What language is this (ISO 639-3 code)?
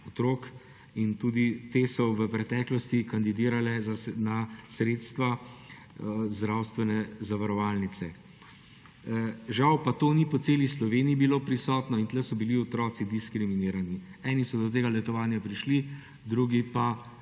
slv